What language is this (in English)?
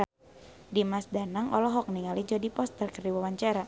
Sundanese